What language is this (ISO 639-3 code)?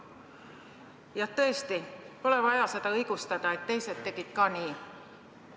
est